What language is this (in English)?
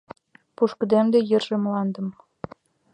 Mari